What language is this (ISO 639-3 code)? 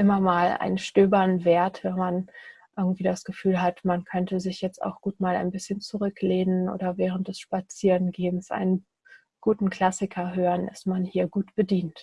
deu